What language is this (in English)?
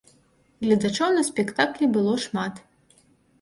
Belarusian